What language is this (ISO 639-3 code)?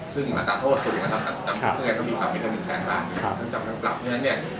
tha